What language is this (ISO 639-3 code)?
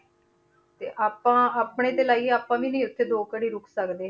pan